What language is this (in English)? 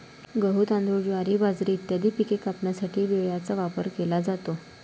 Marathi